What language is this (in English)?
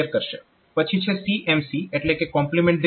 Gujarati